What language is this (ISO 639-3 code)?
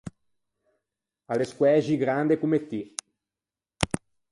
lij